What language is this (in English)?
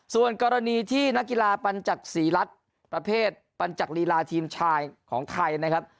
Thai